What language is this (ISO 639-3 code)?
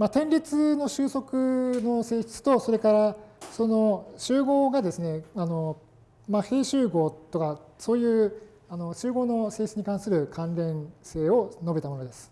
jpn